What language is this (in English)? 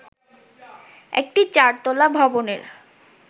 Bangla